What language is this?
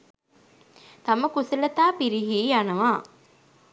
Sinhala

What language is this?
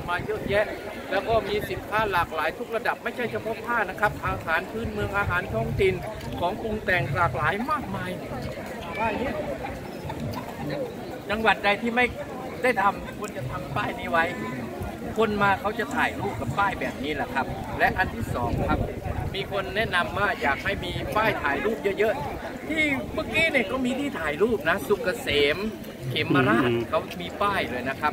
Thai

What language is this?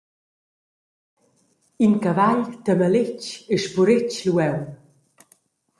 Romansh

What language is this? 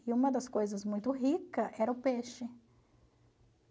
Portuguese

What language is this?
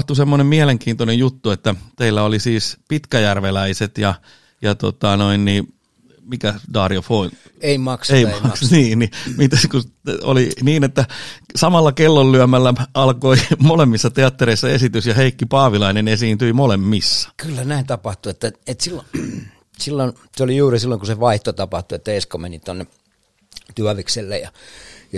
Finnish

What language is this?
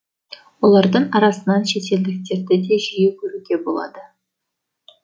Kazakh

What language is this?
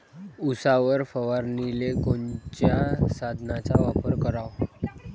Marathi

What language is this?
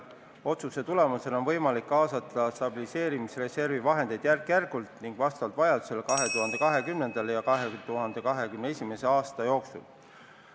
Estonian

